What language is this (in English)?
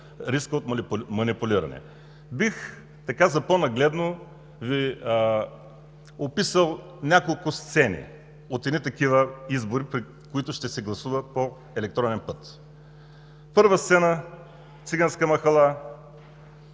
Bulgarian